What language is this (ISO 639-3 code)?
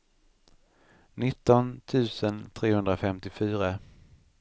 swe